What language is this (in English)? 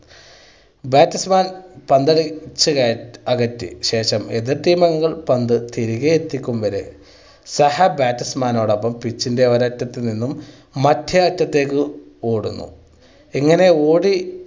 Malayalam